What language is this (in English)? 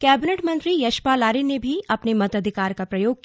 Hindi